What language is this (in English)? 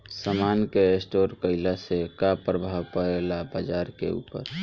Bhojpuri